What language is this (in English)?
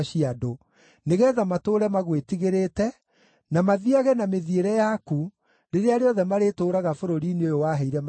Kikuyu